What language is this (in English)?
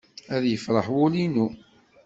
Kabyle